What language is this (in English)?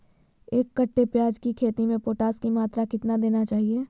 Magahi